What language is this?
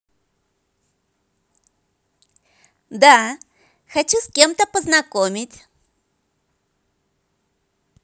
Russian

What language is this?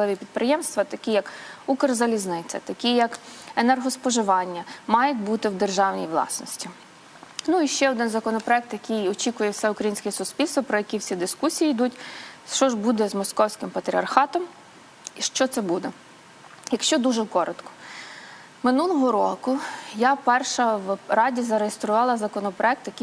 Ukrainian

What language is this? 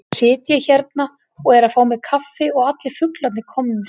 Icelandic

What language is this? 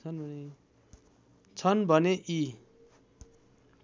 Nepali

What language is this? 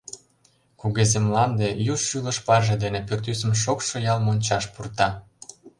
Mari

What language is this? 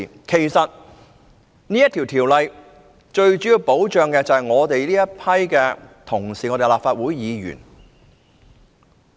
Cantonese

